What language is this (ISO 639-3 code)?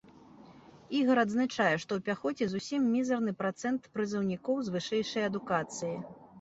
bel